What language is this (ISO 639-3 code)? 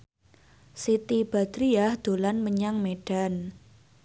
jav